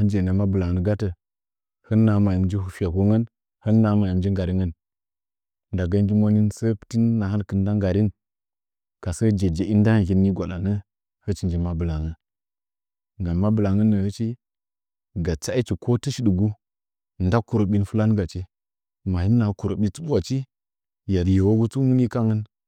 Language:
Nzanyi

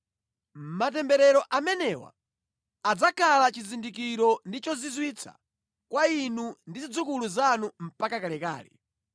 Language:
Nyanja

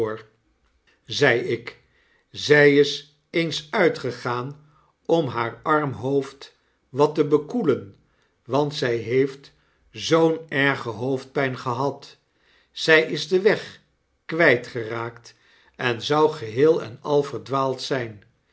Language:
Dutch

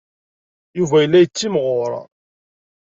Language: Kabyle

